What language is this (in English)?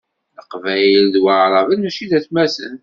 Kabyle